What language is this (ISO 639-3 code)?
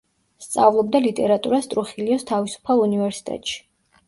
kat